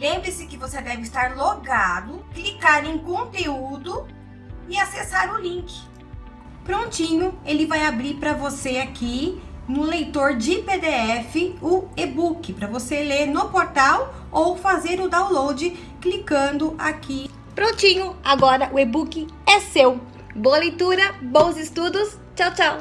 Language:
Portuguese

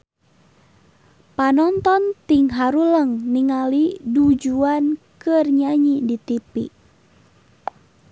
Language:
Sundanese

